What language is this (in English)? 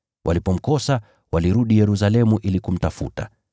Swahili